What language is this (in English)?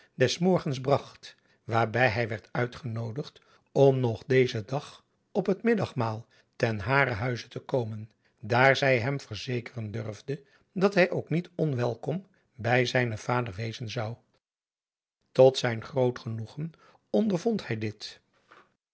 Dutch